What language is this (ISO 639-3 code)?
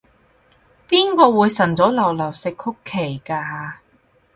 yue